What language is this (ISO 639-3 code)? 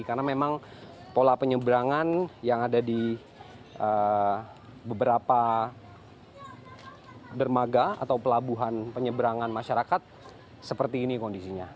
ind